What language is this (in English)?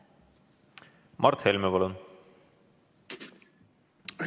Estonian